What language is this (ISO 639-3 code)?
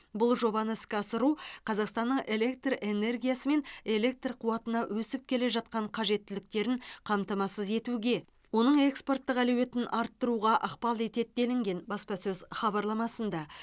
kaz